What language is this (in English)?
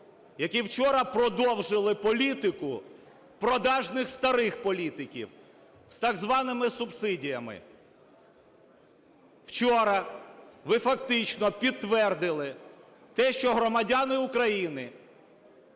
Ukrainian